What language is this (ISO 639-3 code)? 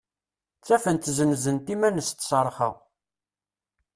kab